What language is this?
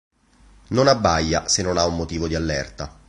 Italian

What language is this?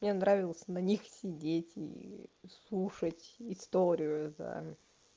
Russian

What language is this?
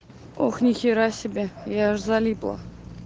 Russian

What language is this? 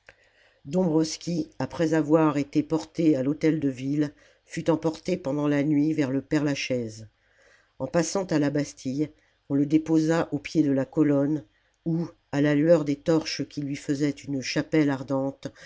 French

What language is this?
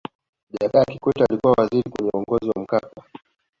Swahili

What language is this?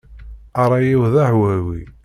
Kabyle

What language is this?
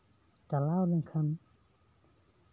Santali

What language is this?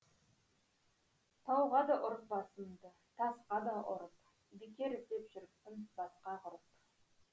Kazakh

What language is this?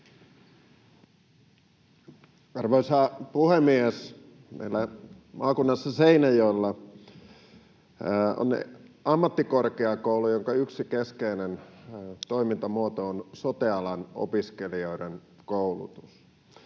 Finnish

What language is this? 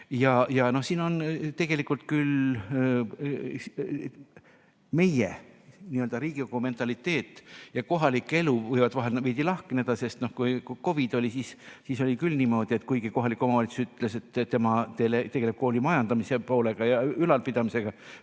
Estonian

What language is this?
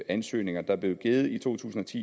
Danish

